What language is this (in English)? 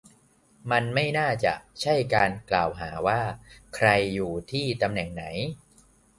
Thai